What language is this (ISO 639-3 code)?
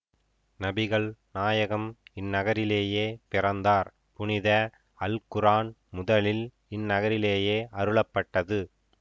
tam